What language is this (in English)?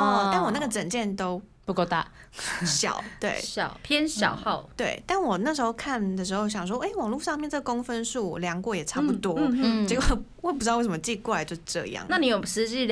Chinese